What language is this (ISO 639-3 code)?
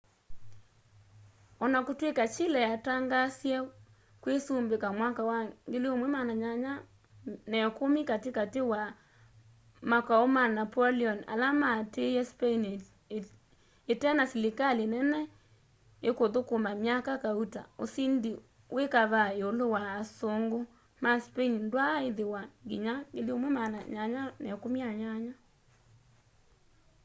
kam